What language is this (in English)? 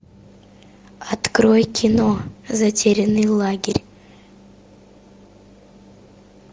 Russian